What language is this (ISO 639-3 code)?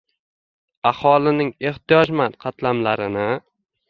uzb